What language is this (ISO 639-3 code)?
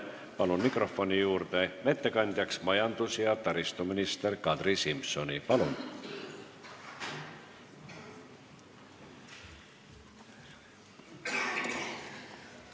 est